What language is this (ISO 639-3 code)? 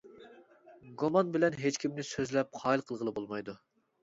uig